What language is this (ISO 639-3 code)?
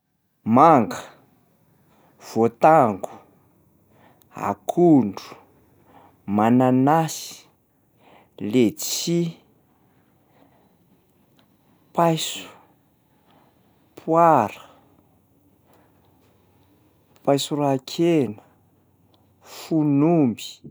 mlg